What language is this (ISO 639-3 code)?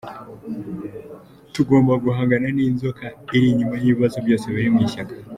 kin